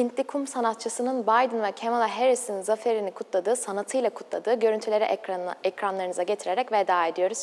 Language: Turkish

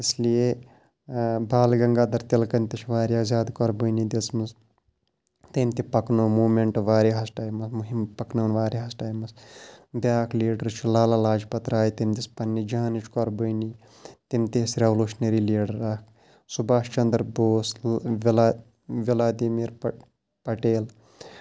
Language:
Kashmiri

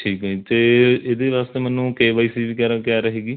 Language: Punjabi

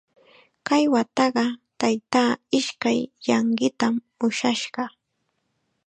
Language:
Chiquián Ancash Quechua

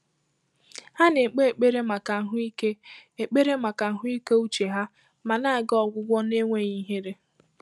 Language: Igbo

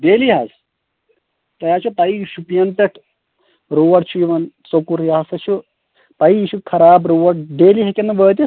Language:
Kashmiri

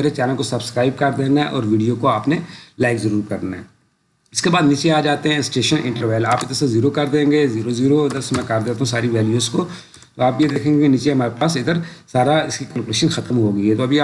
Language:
Urdu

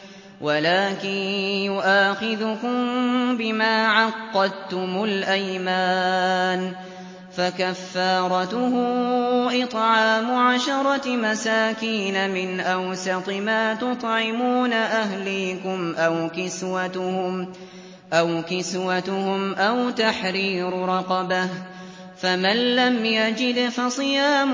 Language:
Arabic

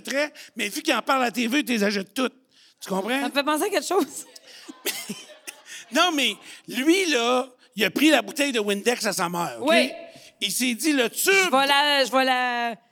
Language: French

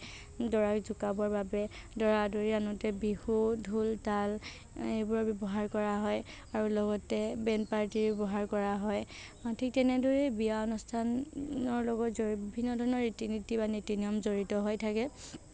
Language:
Assamese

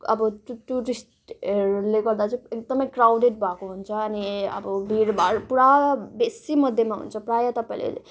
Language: Nepali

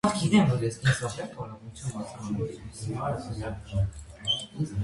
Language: Armenian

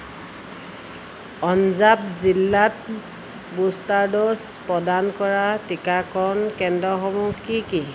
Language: Assamese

